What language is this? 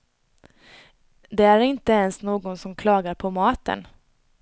Swedish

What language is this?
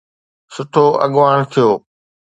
Sindhi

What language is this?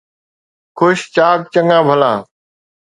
Sindhi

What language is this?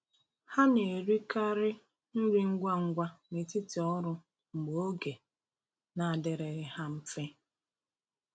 Igbo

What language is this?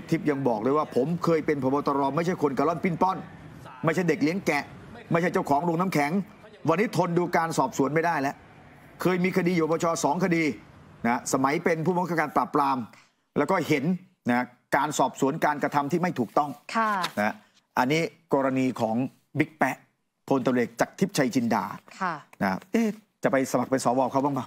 Thai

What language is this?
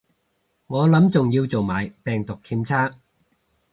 Cantonese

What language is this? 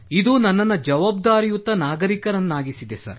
Kannada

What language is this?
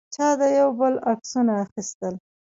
Pashto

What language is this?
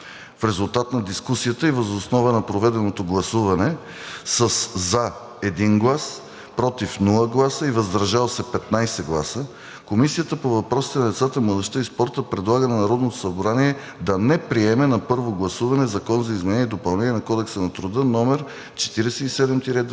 Bulgarian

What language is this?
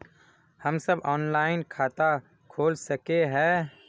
Magahi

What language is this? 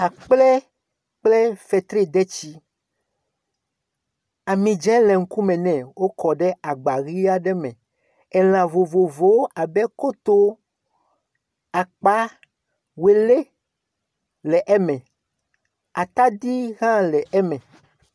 Ewe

